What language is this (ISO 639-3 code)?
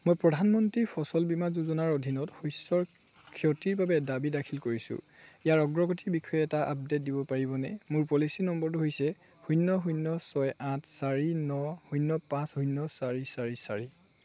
asm